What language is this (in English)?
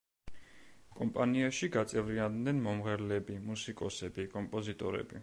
Georgian